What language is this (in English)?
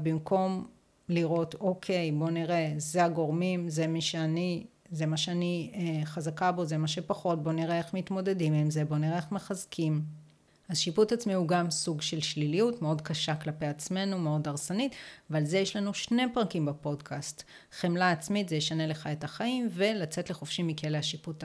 Hebrew